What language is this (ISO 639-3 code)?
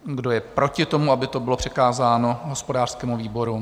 ces